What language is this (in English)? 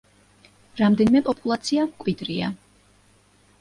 Georgian